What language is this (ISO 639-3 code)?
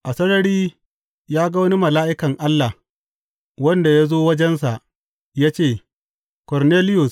hau